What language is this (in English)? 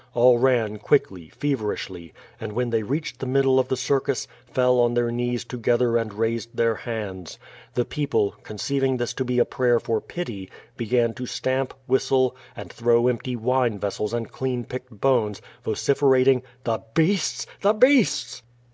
English